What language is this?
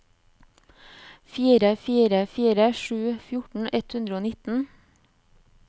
Norwegian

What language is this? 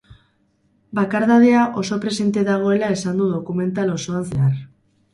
Basque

